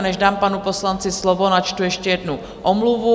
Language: Czech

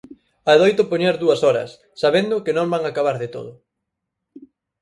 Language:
Galician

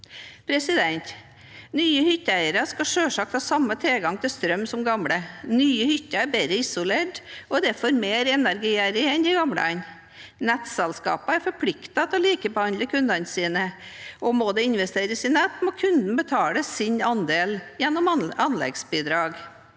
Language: Norwegian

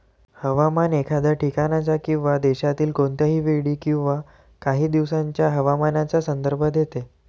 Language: Marathi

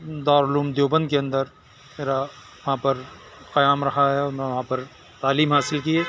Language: Urdu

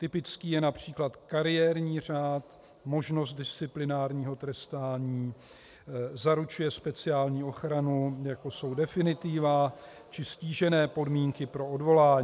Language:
Czech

